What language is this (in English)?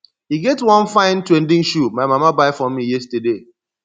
Nigerian Pidgin